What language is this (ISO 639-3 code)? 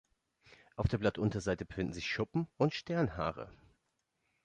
deu